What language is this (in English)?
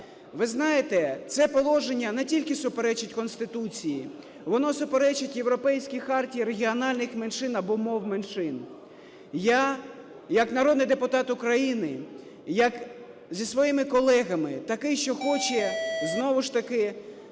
Ukrainian